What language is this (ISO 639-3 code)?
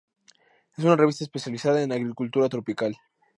spa